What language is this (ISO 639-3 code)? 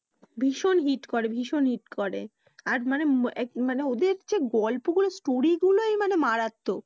ben